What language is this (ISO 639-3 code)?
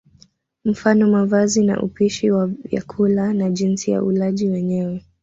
swa